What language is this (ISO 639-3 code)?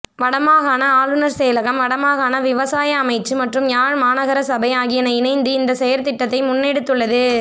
tam